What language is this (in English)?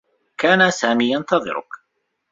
Arabic